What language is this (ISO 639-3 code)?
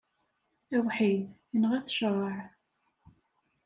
kab